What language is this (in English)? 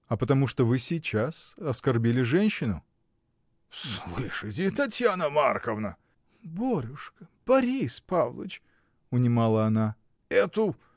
Russian